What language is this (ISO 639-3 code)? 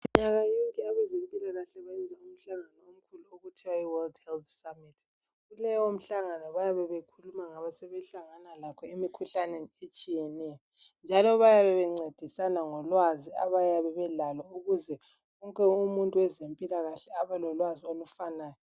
nde